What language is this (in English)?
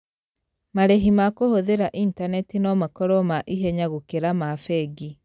Kikuyu